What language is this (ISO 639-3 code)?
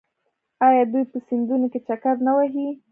pus